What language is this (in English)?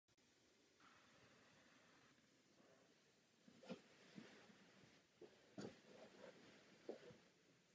Czech